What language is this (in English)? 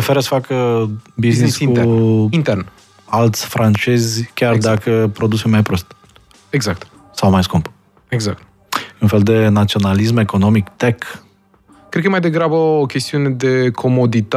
Romanian